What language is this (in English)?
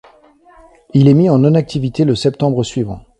French